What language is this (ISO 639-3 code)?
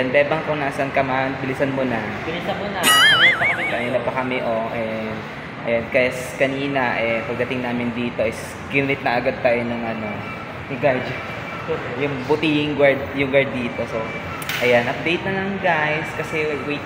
fil